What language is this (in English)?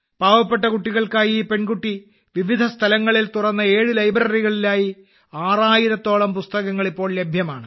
Malayalam